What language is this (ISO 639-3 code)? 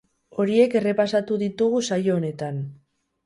eus